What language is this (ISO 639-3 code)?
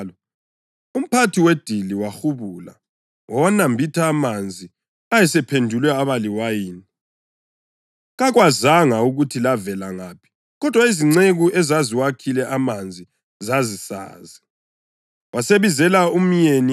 nde